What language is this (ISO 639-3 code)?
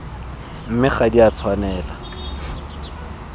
tsn